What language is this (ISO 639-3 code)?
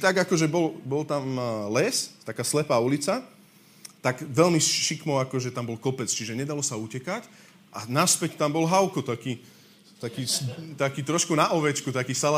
slk